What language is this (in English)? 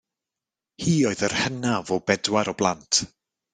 Welsh